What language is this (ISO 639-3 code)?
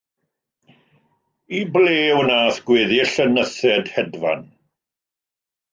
cym